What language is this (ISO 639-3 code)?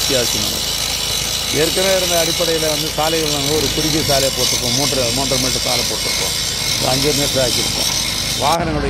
ara